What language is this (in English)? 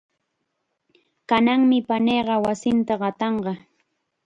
Chiquián Ancash Quechua